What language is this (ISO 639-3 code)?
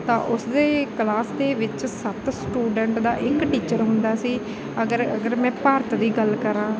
pan